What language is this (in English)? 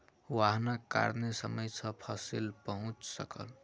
Maithili